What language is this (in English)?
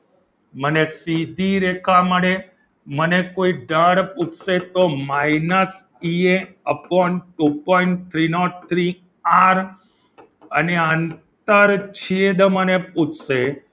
Gujarati